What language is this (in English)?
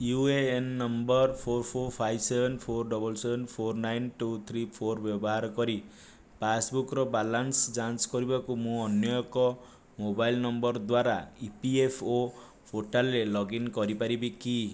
Odia